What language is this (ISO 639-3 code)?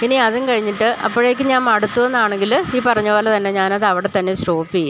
mal